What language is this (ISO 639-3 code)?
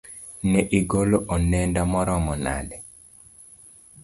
luo